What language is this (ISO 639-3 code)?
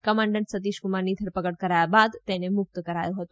guj